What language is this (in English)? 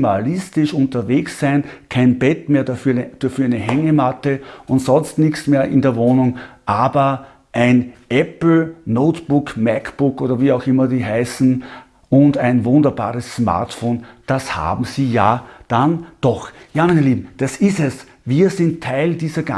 German